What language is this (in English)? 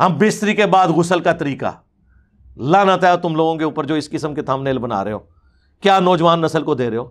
Urdu